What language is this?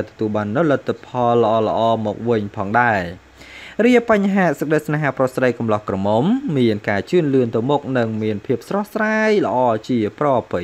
Vietnamese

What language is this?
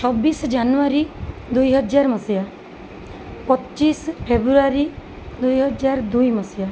Odia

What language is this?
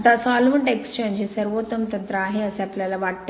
Marathi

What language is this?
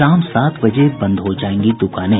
Hindi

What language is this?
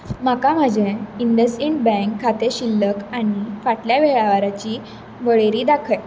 Konkani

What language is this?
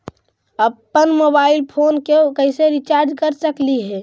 Magahi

